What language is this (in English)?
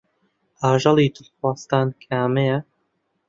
Central Kurdish